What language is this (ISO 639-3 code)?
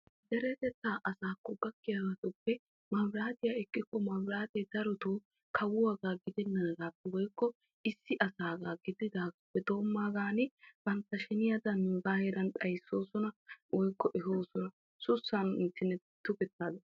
wal